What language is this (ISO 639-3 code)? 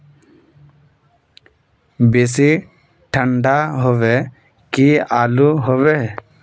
mag